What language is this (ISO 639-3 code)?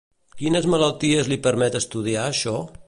cat